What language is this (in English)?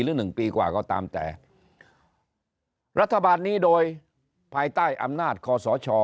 Thai